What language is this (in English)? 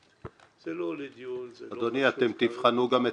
Hebrew